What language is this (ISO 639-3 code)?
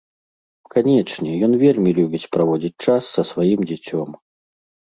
bel